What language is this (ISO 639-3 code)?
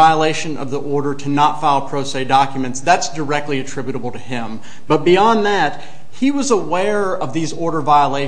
eng